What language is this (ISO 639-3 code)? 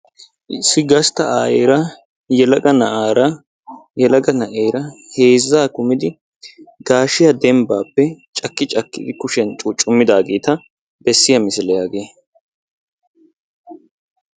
wal